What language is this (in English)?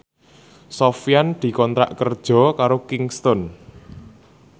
Javanese